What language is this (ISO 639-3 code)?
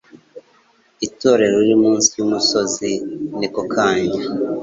kin